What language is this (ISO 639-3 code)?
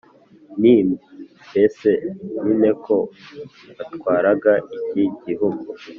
kin